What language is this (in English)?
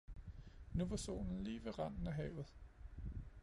Danish